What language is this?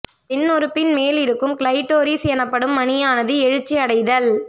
Tamil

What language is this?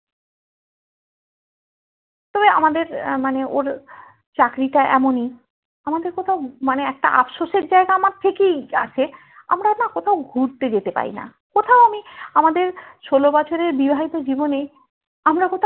Bangla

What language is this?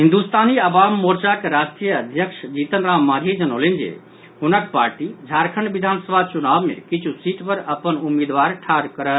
Maithili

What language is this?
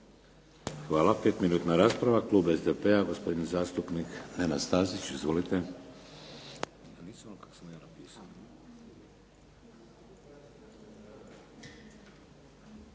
Croatian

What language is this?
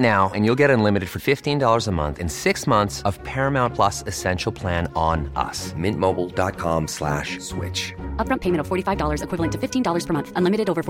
Filipino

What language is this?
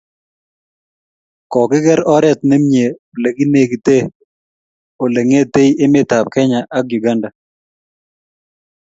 Kalenjin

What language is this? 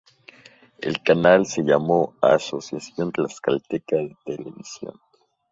Spanish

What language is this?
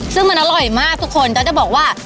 Thai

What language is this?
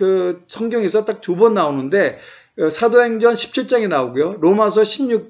Korean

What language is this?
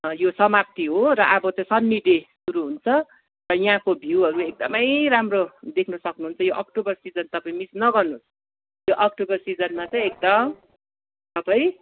Nepali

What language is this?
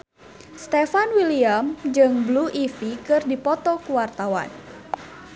Sundanese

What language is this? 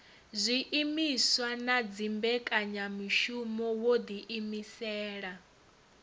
Venda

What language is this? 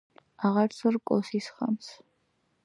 Georgian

